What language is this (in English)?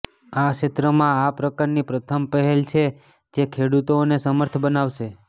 Gujarati